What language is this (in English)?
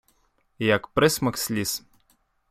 Ukrainian